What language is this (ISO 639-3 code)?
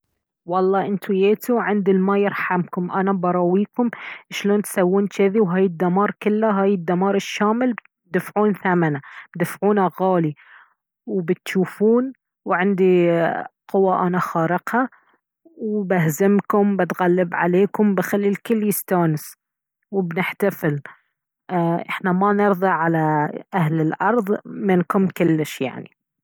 abv